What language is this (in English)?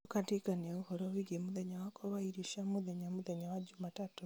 Kikuyu